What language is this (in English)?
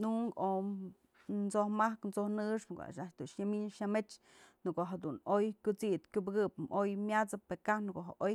Mazatlán Mixe